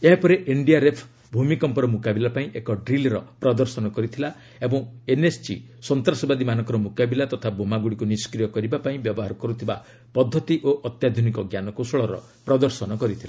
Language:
Odia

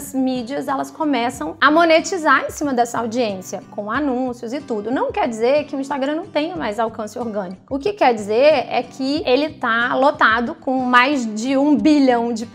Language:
Portuguese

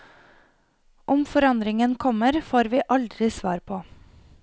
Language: Norwegian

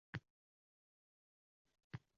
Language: Uzbek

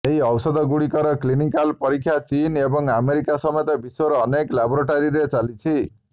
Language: Odia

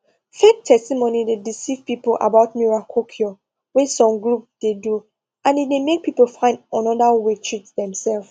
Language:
Nigerian Pidgin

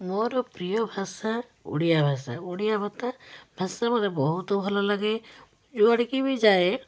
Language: Odia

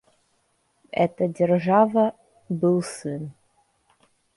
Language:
Russian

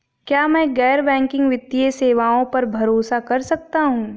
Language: Hindi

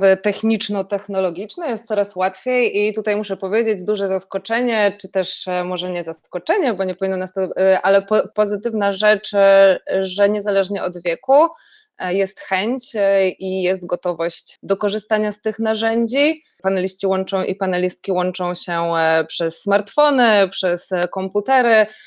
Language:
Polish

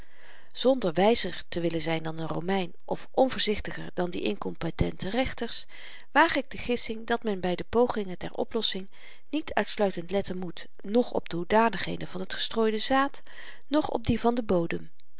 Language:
Dutch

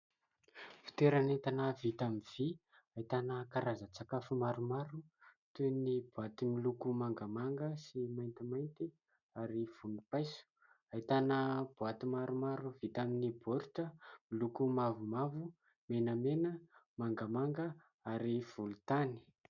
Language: Malagasy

